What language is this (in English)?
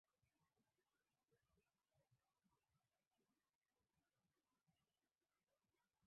Swahili